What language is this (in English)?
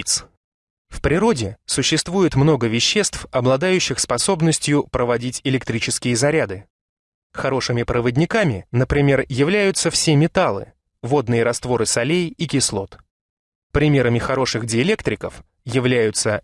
Russian